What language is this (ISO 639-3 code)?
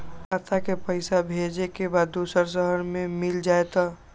mag